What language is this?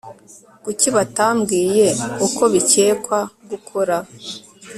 Kinyarwanda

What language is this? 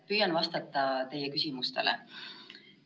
Estonian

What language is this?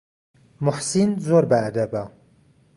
Central Kurdish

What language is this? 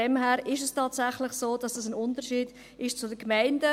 Swiss German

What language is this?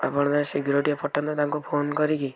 Odia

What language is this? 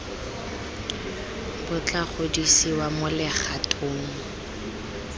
Tswana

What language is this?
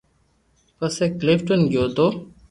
Loarki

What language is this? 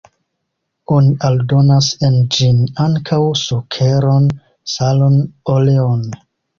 Esperanto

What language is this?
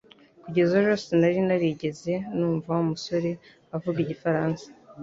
Kinyarwanda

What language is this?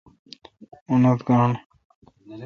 Kalkoti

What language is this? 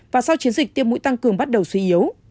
Vietnamese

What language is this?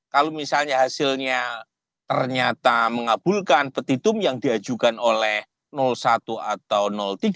Indonesian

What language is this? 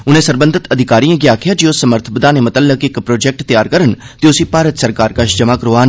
Dogri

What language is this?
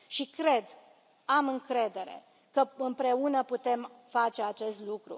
Romanian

